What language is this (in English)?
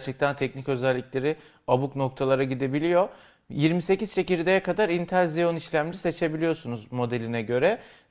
Turkish